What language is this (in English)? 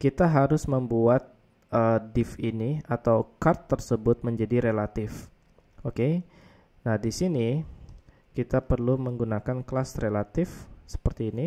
Indonesian